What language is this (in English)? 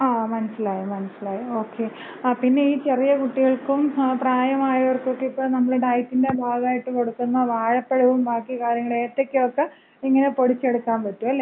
Malayalam